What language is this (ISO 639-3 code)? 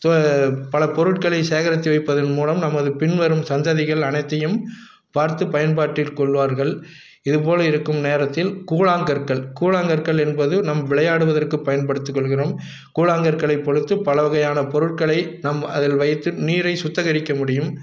tam